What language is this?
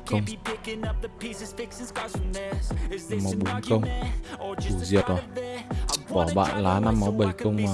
Vietnamese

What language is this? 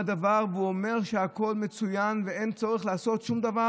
Hebrew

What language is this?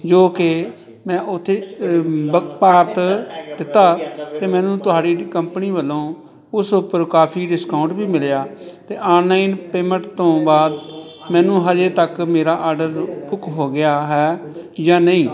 Punjabi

